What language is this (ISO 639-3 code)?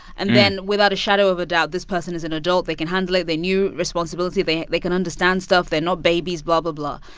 eng